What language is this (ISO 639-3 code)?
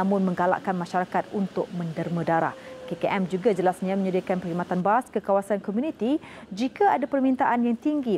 msa